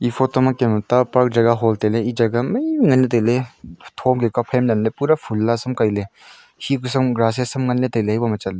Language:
Wancho Naga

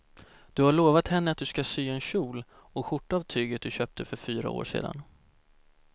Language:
Swedish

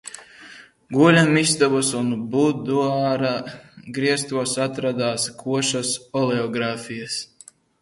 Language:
Latvian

